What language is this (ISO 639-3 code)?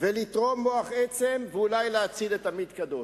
heb